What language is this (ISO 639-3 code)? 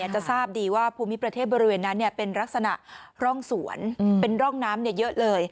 tha